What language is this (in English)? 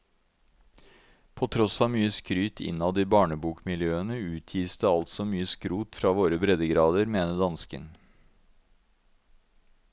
Norwegian